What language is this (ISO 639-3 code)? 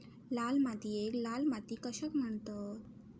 mar